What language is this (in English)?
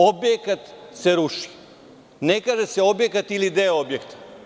Serbian